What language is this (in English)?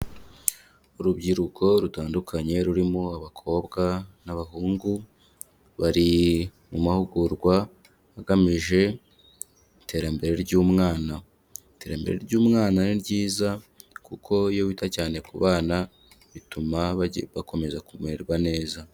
Kinyarwanda